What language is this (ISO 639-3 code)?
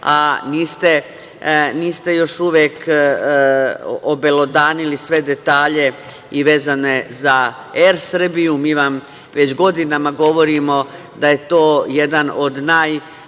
srp